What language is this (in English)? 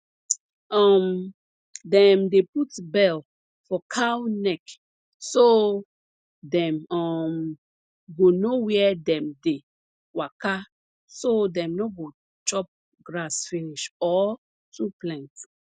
Nigerian Pidgin